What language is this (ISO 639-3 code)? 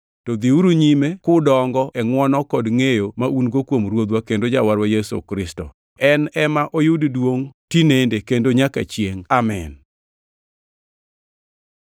luo